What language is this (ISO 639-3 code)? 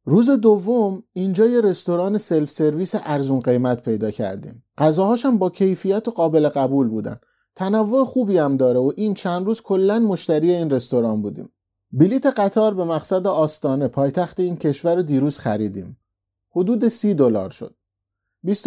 fas